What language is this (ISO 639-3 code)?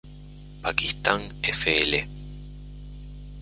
spa